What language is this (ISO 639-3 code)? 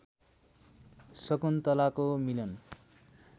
nep